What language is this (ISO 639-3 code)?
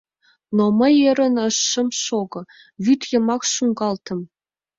chm